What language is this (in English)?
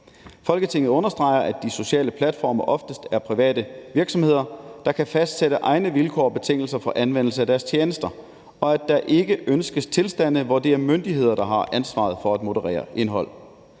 Danish